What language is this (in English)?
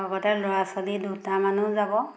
Assamese